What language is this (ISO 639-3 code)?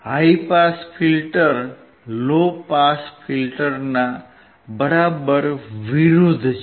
guj